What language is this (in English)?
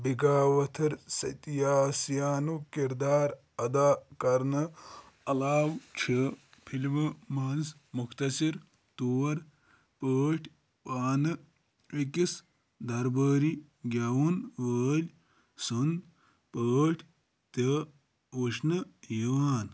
Kashmiri